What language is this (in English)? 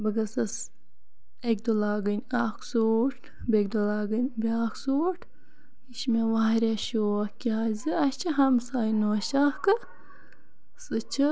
Kashmiri